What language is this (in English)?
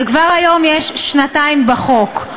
Hebrew